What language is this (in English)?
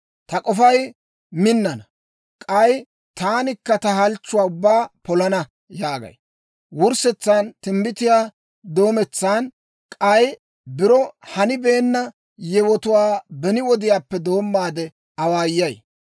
Dawro